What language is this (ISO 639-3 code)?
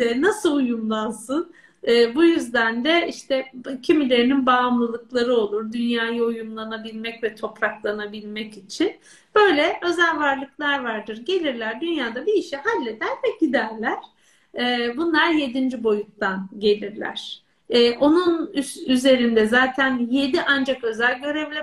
tur